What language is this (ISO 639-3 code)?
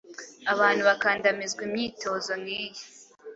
kin